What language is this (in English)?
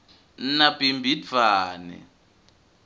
Swati